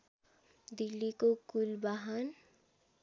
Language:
Nepali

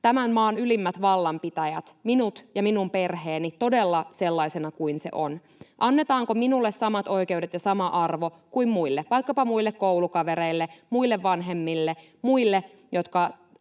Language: Finnish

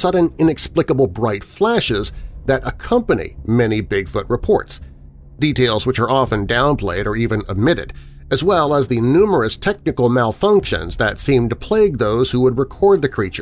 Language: English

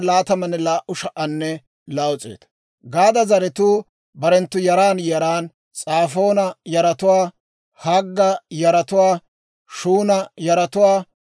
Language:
Dawro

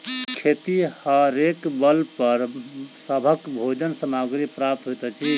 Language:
Maithili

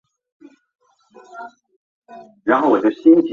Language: Chinese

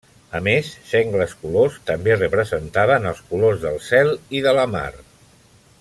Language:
Catalan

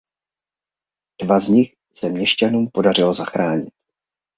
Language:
Czech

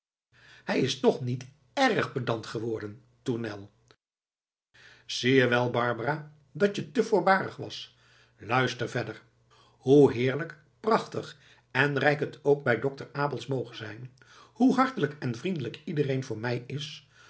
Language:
Dutch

